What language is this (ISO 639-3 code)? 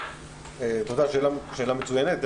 heb